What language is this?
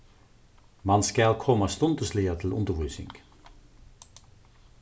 Faroese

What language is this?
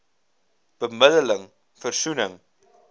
Afrikaans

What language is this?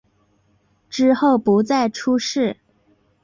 Chinese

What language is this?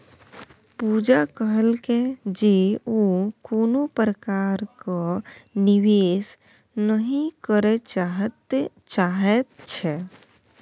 Maithili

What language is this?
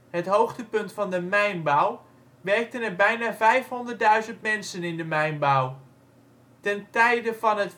Dutch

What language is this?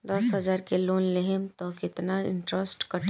Bhojpuri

